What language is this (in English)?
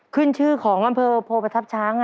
Thai